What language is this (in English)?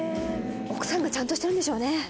Japanese